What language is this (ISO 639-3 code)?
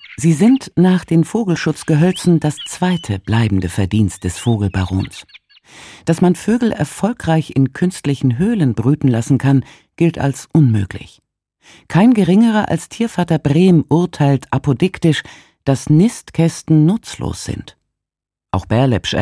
deu